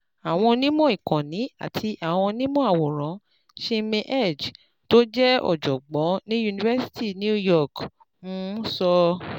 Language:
Yoruba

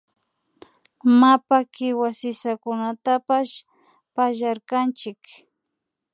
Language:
Imbabura Highland Quichua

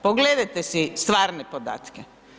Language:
Croatian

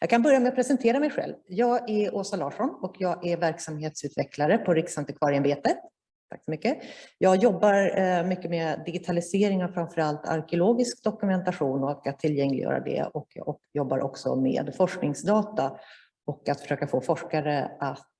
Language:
Swedish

